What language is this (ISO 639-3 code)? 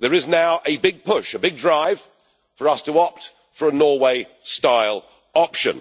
eng